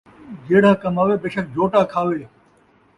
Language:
Saraiki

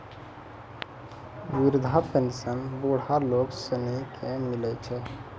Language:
Maithili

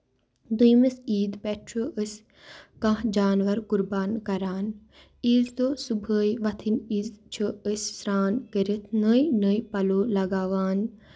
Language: Kashmiri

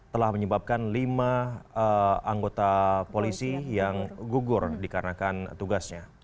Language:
Indonesian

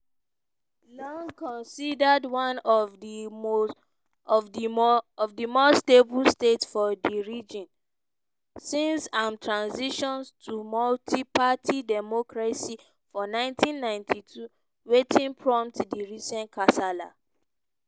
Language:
Nigerian Pidgin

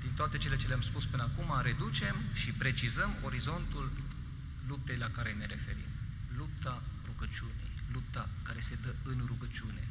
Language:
Romanian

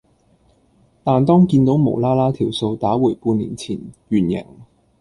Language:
Cantonese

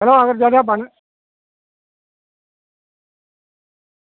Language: Dogri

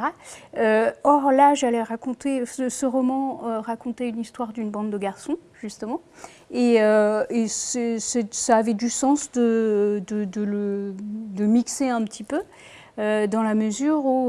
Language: French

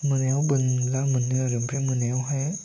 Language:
Bodo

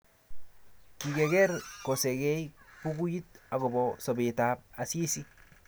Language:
Kalenjin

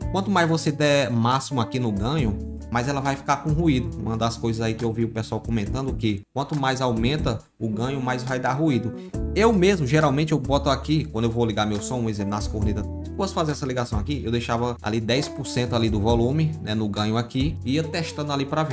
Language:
Portuguese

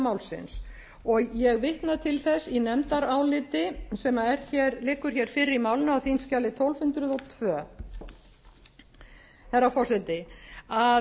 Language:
Icelandic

